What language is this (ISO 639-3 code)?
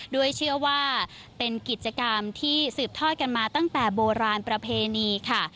tha